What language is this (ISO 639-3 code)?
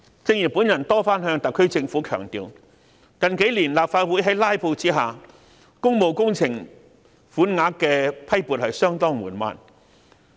yue